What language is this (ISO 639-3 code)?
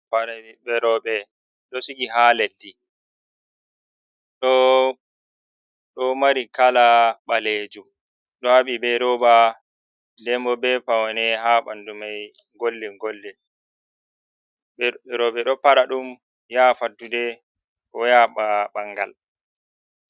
ful